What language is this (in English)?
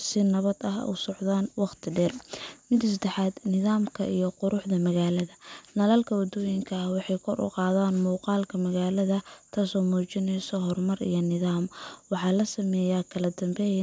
Somali